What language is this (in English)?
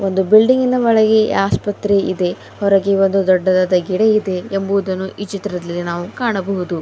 Kannada